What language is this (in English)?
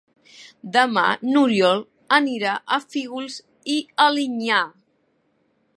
Catalan